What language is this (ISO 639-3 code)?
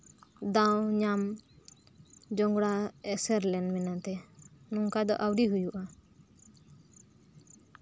sat